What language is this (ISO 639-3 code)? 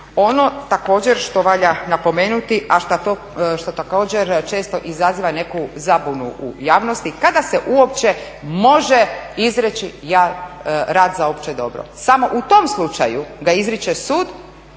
hrv